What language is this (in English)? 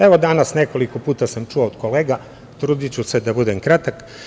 Serbian